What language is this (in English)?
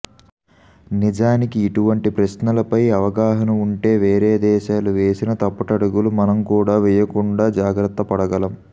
Telugu